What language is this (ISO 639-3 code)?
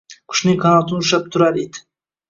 uzb